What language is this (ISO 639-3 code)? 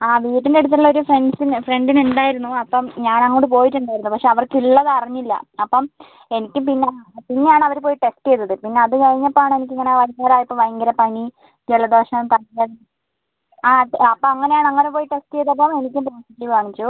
mal